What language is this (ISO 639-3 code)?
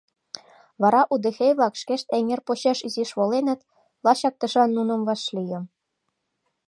chm